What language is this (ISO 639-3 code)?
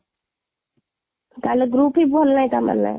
ori